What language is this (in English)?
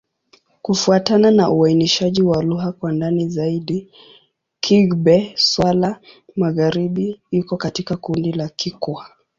Swahili